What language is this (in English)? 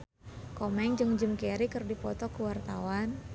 Sundanese